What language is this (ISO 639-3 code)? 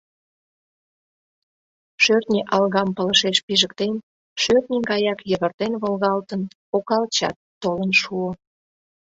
chm